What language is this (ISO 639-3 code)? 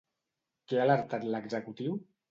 cat